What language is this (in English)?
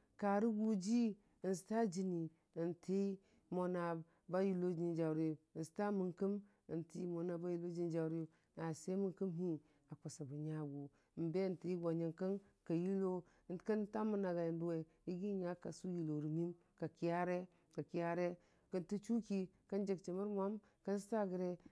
Dijim-Bwilim